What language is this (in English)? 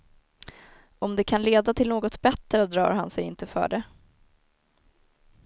Swedish